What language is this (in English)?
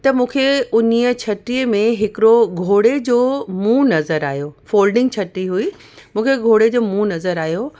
Sindhi